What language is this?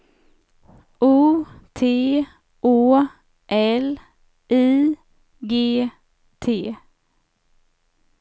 Swedish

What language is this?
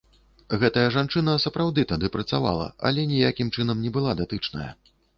Belarusian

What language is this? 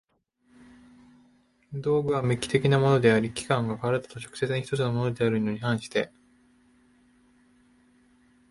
Japanese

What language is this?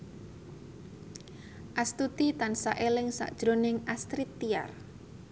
Javanese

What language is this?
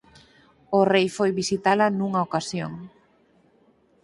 Galician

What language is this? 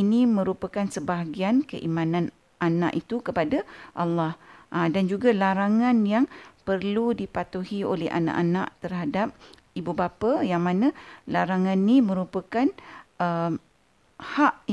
Malay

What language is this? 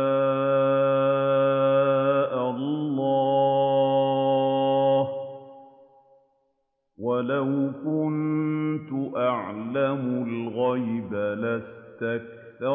Arabic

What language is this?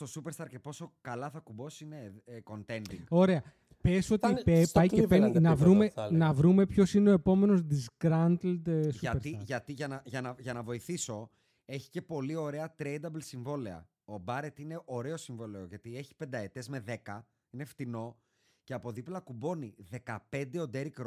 Greek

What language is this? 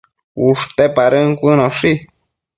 Matsés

